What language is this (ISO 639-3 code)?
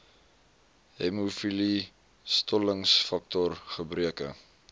afr